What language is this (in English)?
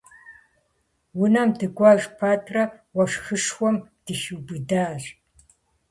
Kabardian